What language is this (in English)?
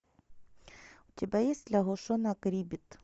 Russian